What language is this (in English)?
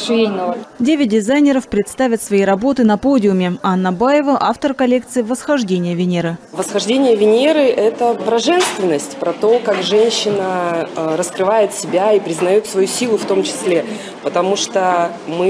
Russian